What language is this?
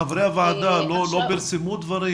Hebrew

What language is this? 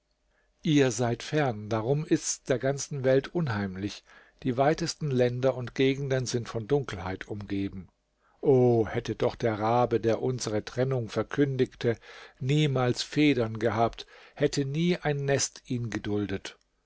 German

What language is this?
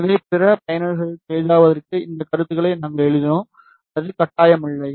Tamil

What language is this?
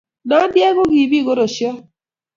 Kalenjin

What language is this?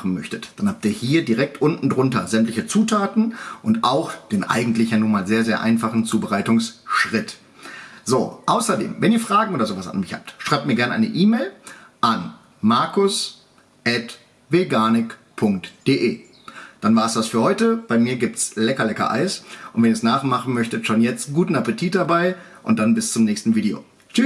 German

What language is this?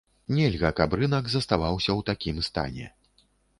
Belarusian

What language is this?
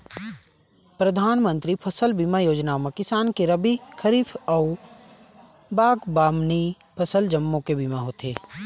Chhattisgarhi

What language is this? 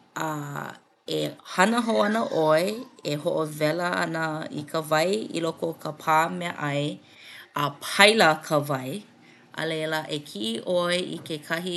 Hawaiian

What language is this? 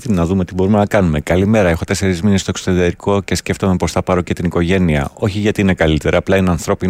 Greek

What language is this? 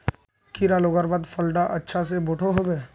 Magahi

